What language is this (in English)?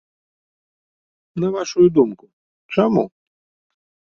Belarusian